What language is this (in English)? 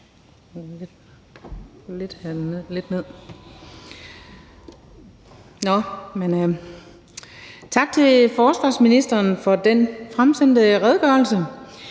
Danish